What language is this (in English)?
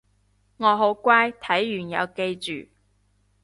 Cantonese